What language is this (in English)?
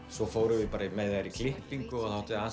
Icelandic